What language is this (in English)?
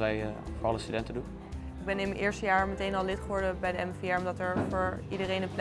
Dutch